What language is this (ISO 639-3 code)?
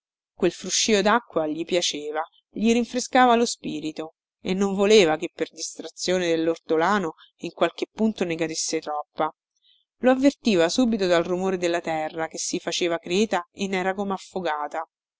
ita